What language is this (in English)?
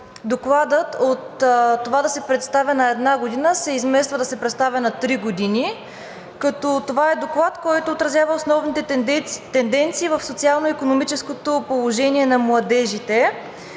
Bulgarian